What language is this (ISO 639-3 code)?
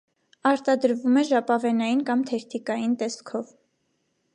hye